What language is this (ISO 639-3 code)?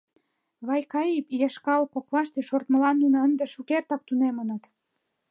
chm